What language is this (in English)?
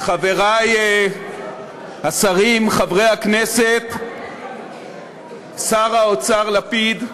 Hebrew